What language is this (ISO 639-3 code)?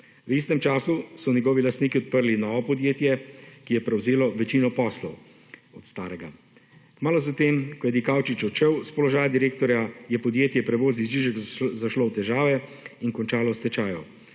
slv